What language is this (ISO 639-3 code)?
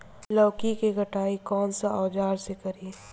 bho